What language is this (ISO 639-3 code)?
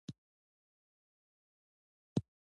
pus